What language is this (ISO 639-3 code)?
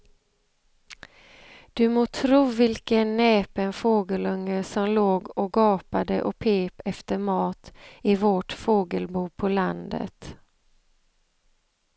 swe